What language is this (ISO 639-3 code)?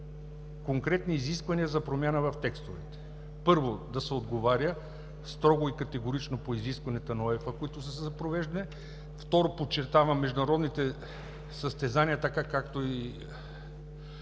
bul